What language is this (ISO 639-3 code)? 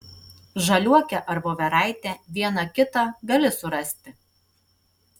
lit